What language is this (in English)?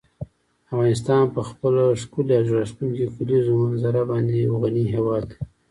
Pashto